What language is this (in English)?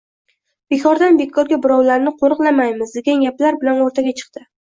Uzbek